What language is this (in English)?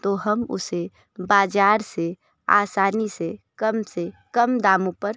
Hindi